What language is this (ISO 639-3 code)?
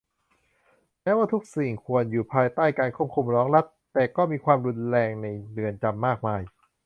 tha